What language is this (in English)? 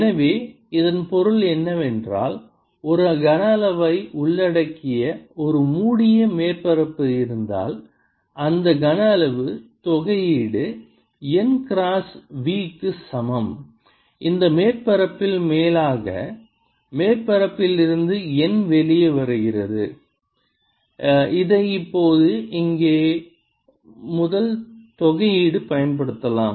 Tamil